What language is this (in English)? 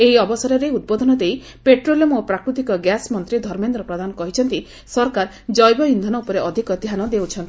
Odia